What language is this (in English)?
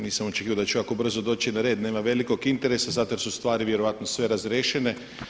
Croatian